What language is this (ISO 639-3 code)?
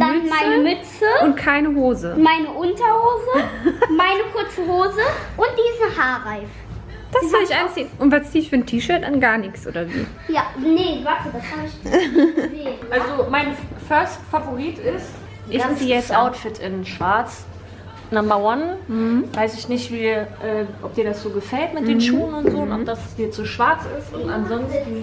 deu